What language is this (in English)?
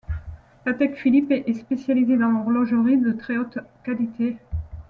French